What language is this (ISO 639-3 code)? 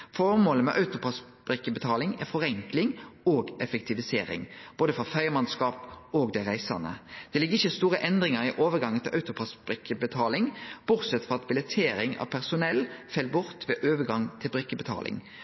nno